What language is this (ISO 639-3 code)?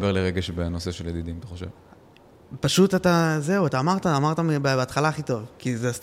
heb